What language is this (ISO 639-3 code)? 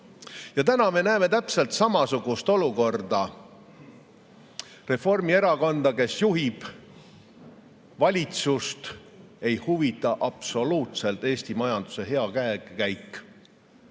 est